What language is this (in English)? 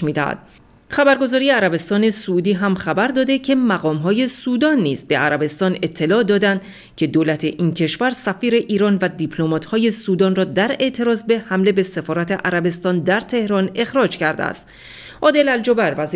Persian